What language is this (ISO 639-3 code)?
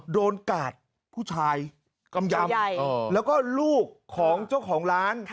tha